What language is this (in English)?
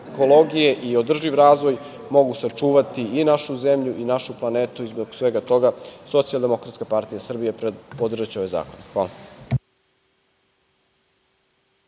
Serbian